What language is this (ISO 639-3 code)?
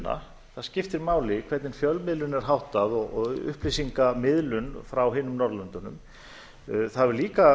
isl